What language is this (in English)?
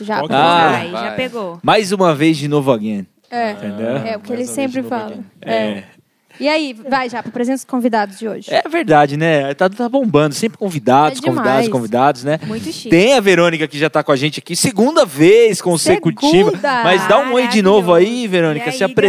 Portuguese